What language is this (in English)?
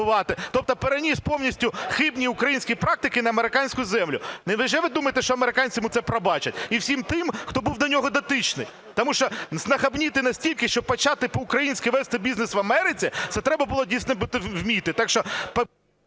Ukrainian